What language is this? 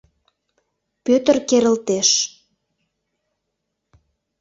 Mari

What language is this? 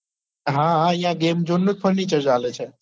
Gujarati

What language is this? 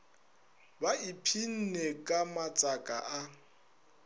Northern Sotho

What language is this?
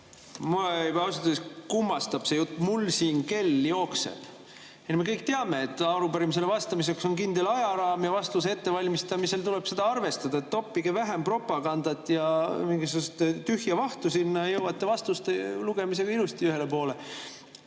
Estonian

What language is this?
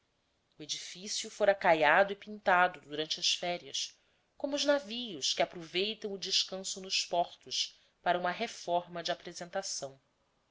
Portuguese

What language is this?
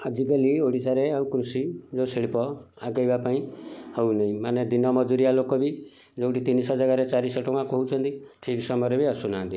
Odia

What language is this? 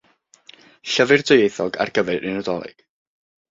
Welsh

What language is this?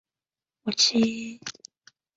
Chinese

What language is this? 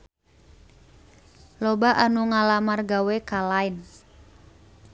Sundanese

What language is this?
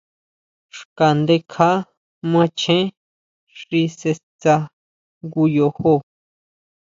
Huautla Mazatec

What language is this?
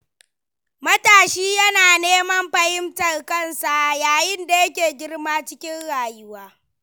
Hausa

